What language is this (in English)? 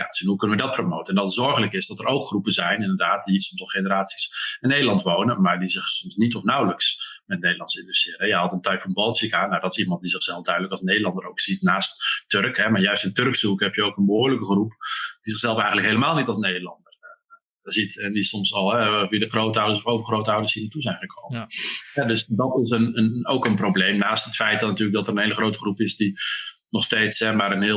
Dutch